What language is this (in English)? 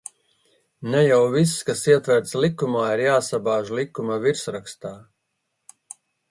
Latvian